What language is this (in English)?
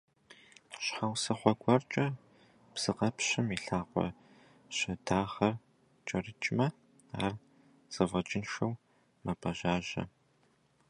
Kabardian